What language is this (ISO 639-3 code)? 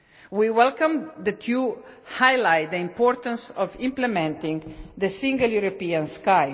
eng